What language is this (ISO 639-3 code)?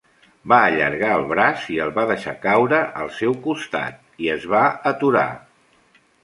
cat